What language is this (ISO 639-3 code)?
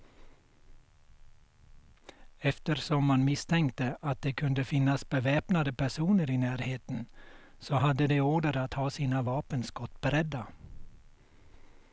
swe